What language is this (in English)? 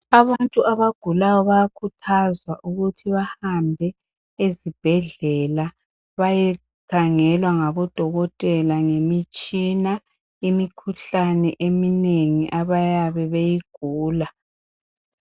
North Ndebele